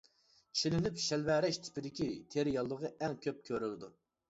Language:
Uyghur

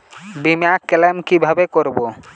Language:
Bangla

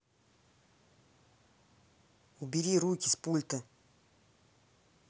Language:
Russian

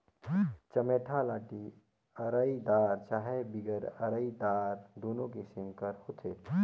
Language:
Chhattisgarhi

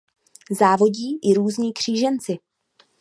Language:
Czech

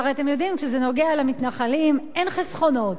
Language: Hebrew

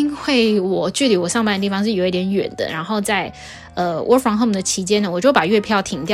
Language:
Chinese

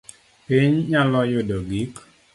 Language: Luo (Kenya and Tanzania)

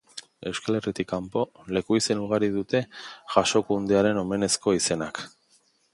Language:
Basque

